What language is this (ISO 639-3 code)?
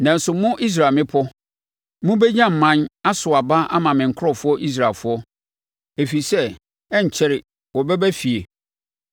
aka